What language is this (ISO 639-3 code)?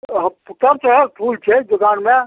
mai